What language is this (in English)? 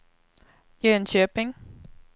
Swedish